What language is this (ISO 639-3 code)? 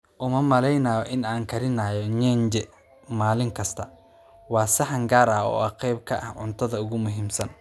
som